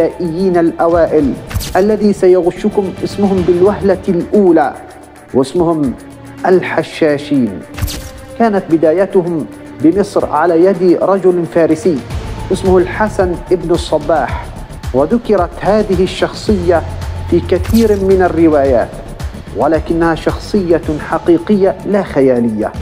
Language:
Arabic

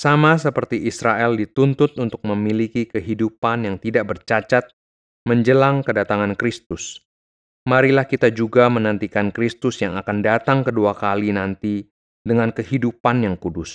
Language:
Indonesian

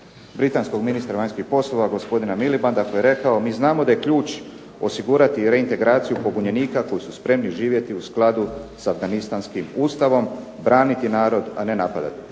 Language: Croatian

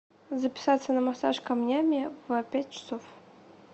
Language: Russian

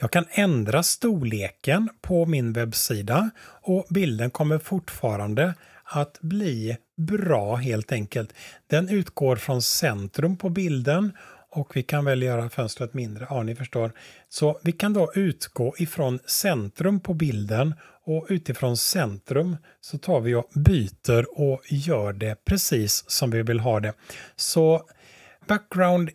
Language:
Swedish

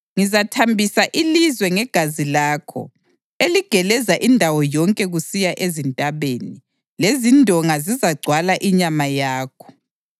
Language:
North Ndebele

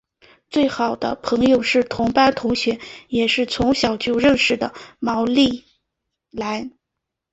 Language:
Chinese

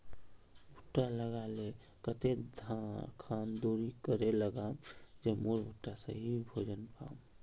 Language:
Magahi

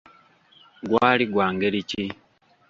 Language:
Ganda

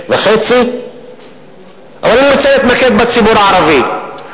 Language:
Hebrew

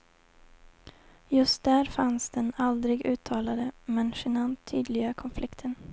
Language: Swedish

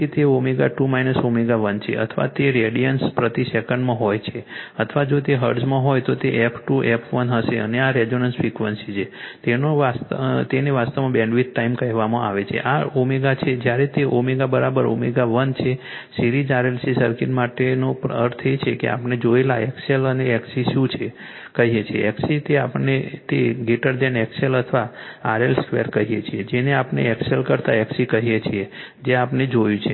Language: Gujarati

